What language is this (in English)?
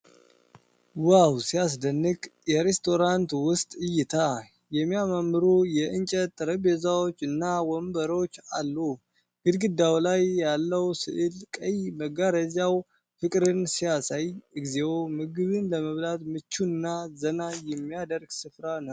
Amharic